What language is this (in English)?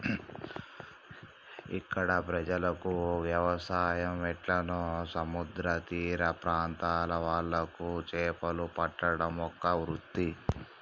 Telugu